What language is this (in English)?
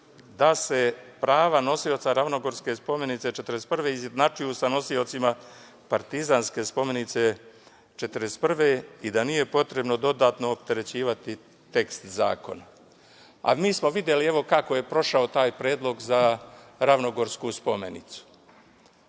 Serbian